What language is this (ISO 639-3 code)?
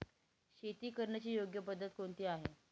mar